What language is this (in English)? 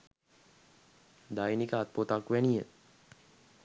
Sinhala